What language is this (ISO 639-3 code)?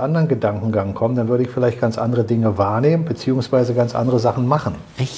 deu